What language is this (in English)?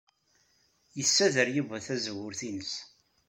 Kabyle